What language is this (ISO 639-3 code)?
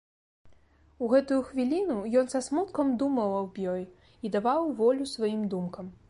bel